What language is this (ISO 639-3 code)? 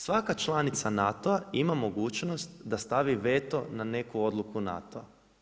hrv